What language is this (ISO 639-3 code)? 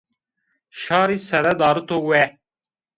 zza